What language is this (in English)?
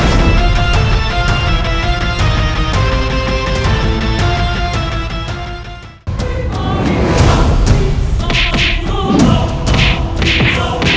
Indonesian